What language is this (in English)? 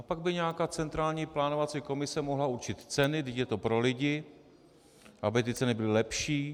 Czech